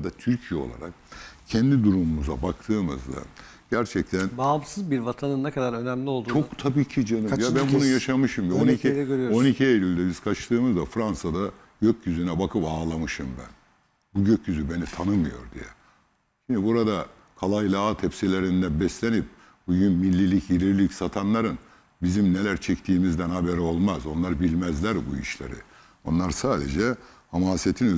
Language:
Turkish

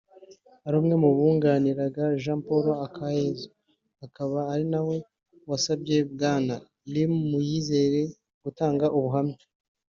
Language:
Kinyarwanda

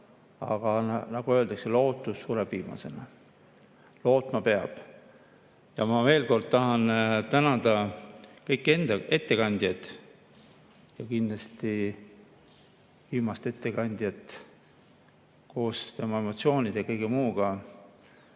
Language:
Estonian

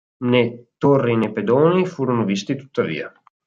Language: Italian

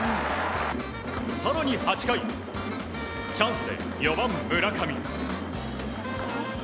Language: Japanese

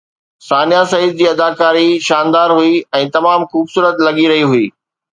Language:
Sindhi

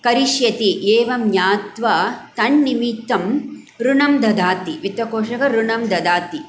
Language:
Sanskrit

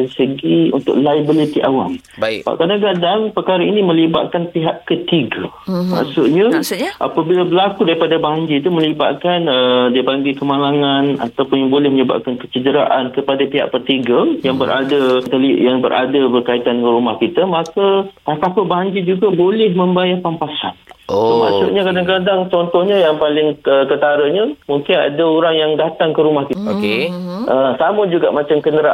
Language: Malay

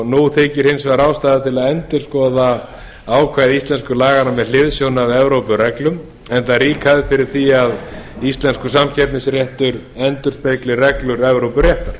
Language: Icelandic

